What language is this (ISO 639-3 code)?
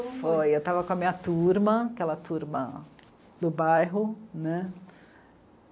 por